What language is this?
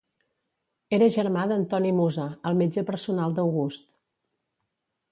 Catalan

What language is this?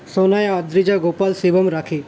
Bangla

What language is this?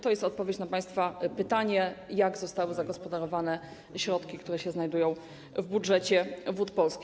Polish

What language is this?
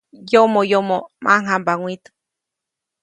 Copainalá Zoque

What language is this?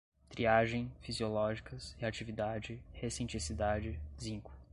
Portuguese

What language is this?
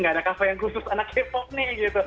Indonesian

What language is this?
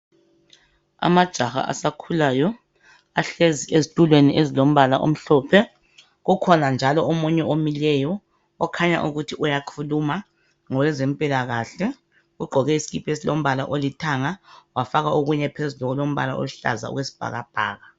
North Ndebele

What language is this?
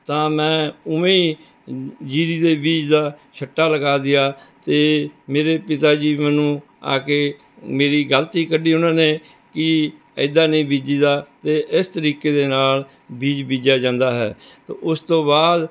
Punjabi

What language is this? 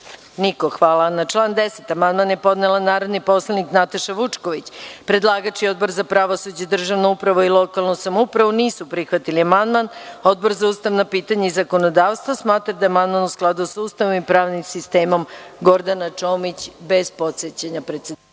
Serbian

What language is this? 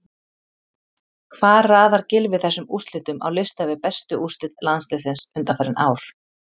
Icelandic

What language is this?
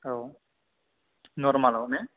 Bodo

